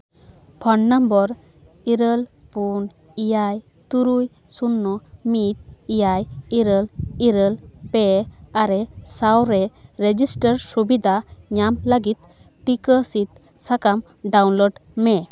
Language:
Santali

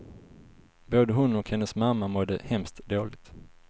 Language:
Swedish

